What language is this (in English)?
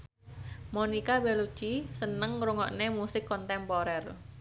Javanese